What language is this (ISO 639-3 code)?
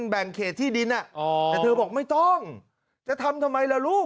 tha